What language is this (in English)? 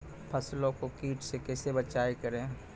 Maithili